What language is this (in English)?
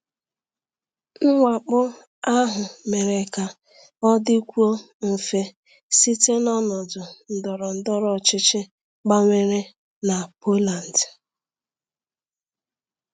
Igbo